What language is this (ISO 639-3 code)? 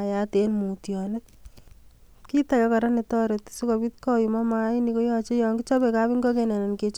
kln